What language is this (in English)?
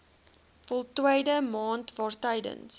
Afrikaans